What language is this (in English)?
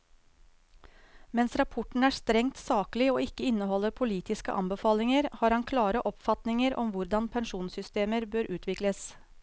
Norwegian